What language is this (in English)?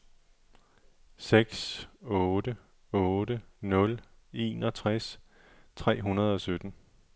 Danish